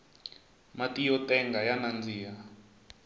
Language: Tsonga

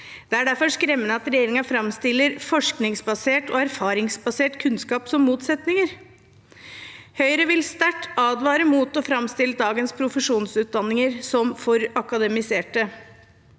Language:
Norwegian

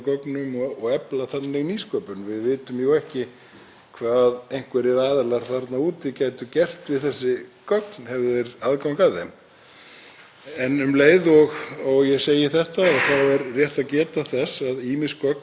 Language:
Icelandic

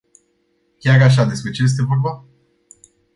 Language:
Romanian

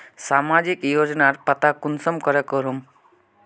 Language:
Magahi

